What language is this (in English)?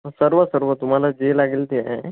Marathi